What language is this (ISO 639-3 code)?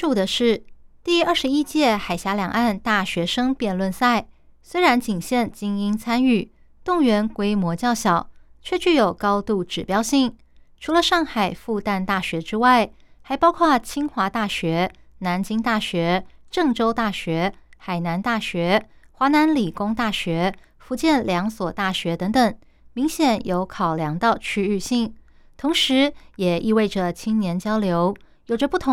zho